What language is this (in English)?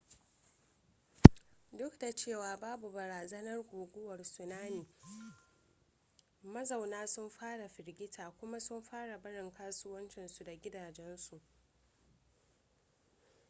Hausa